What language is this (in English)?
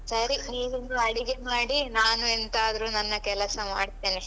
Kannada